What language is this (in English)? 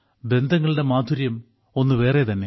Malayalam